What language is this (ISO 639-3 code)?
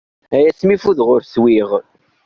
kab